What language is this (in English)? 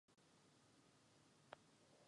Czech